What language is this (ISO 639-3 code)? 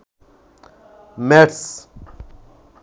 ben